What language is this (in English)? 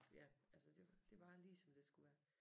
Danish